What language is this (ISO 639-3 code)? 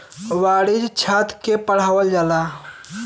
bho